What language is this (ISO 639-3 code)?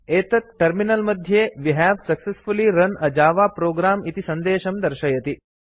san